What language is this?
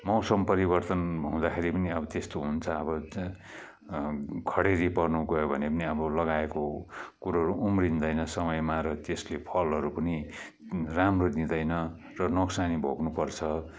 Nepali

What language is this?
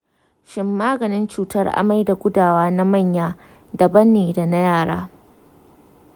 Hausa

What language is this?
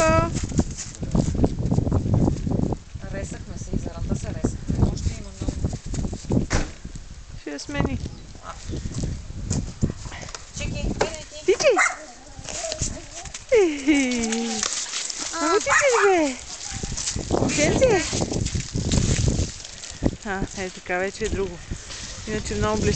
Bulgarian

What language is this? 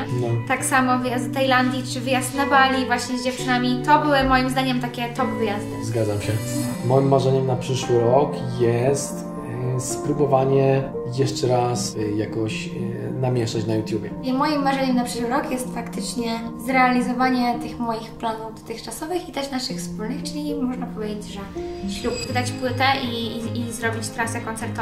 Polish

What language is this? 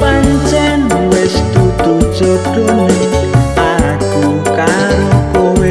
Indonesian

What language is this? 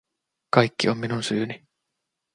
Finnish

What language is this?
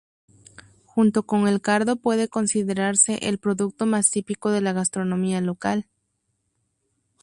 Spanish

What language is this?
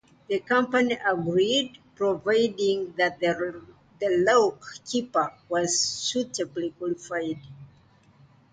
English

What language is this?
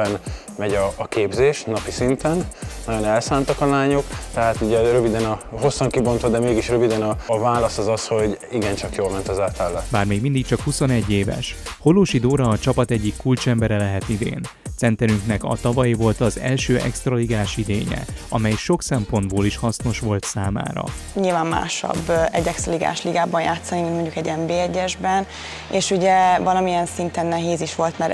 Hungarian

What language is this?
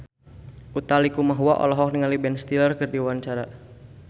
Sundanese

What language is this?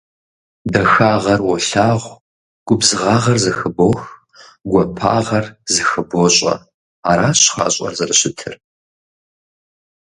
Kabardian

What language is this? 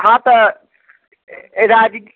Maithili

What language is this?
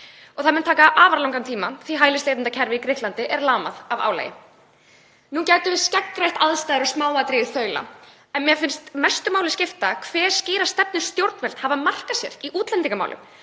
Icelandic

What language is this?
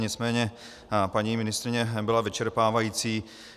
Czech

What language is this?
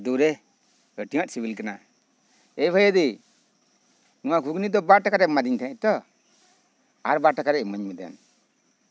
Santali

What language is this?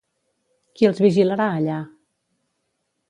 Catalan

